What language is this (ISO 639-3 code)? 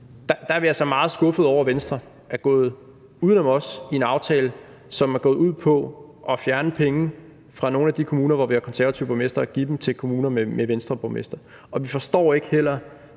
dan